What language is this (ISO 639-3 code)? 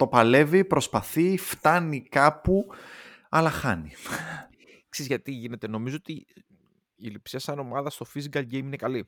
ell